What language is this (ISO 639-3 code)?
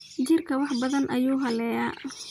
som